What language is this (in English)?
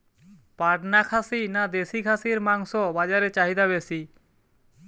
Bangla